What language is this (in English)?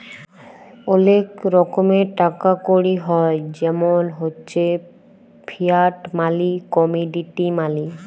Bangla